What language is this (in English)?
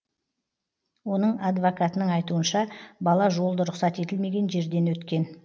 Kazakh